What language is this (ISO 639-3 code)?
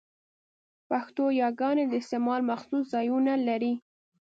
pus